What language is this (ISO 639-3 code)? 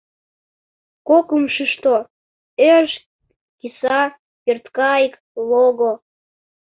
chm